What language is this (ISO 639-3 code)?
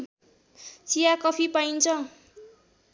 nep